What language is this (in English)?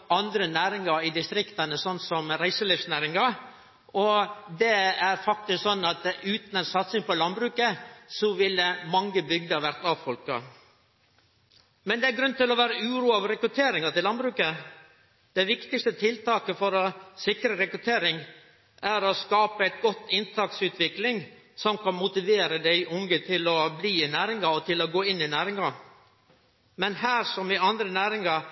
Norwegian Nynorsk